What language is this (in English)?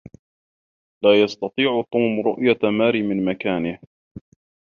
Arabic